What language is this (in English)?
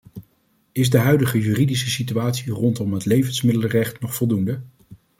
Dutch